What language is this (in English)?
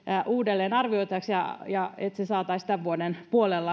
Finnish